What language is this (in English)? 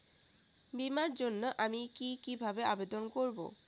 Bangla